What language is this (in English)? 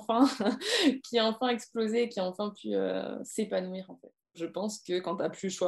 French